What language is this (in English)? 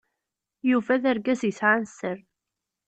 Kabyle